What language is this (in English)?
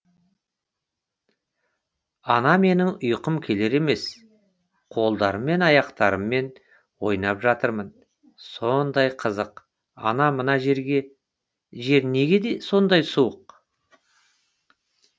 Kazakh